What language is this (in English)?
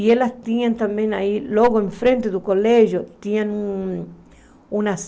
Portuguese